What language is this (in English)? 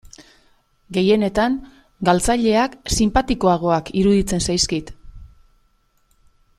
Basque